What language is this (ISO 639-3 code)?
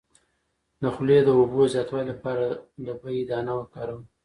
pus